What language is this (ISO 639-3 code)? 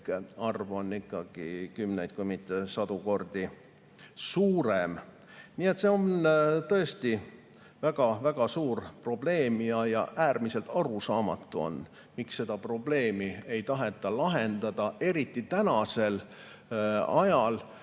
est